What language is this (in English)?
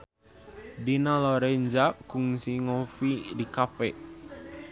Sundanese